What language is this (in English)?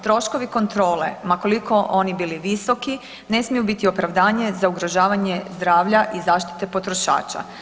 Croatian